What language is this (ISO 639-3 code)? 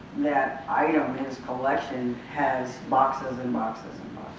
eng